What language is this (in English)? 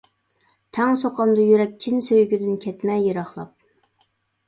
Uyghur